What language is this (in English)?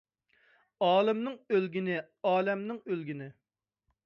Uyghur